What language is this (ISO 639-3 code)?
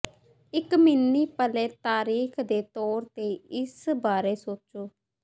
pan